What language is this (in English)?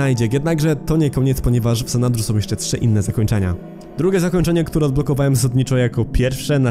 Polish